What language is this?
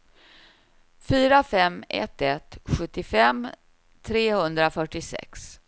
Swedish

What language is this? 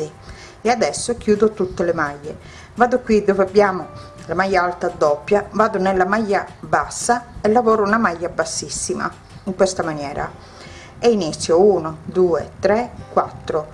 Italian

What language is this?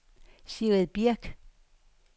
Danish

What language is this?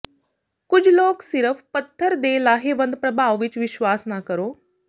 Punjabi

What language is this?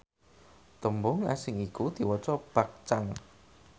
Javanese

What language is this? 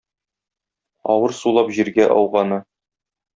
Tatar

